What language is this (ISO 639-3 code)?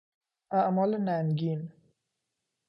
fas